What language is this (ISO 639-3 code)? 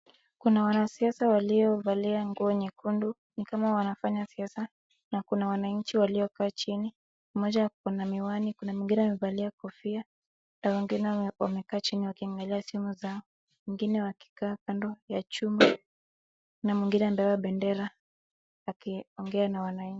swa